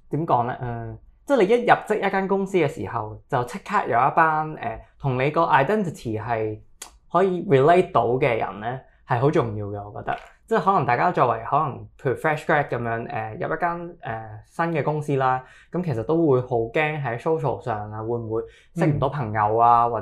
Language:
Chinese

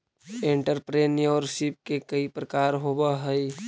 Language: Magahi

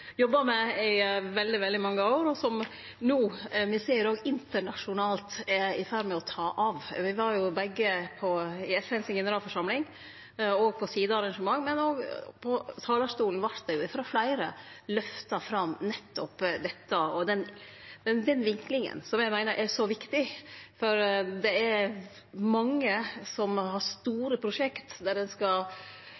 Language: Norwegian Nynorsk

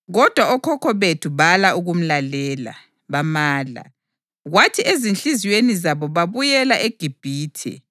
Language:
North Ndebele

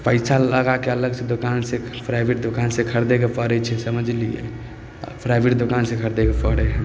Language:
Maithili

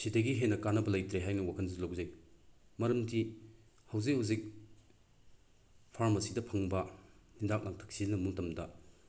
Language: Manipuri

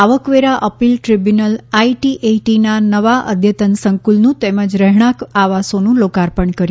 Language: Gujarati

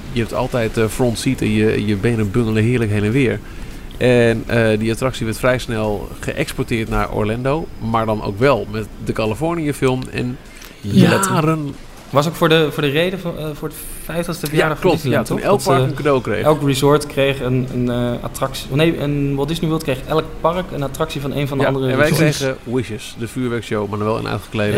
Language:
Dutch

